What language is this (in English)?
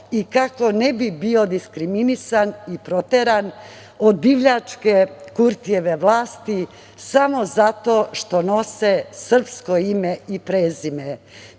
Serbian